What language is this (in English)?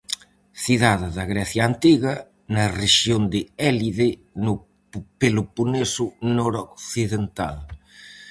Galician